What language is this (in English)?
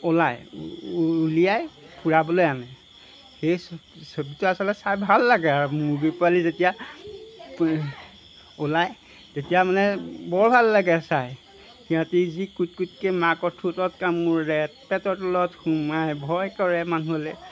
Assamese